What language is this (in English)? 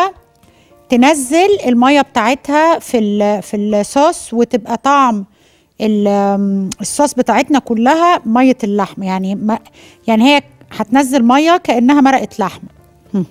Arabic